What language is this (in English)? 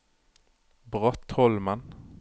Norwegian